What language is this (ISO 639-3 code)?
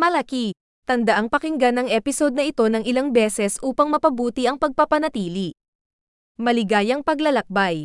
fil